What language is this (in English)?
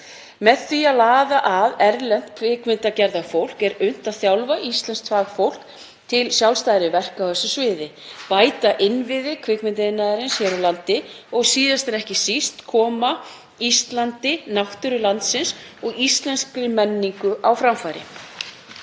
Icelandic